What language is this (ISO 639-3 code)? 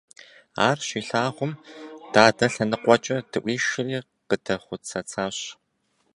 kbd